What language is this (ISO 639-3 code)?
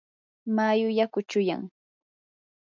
qur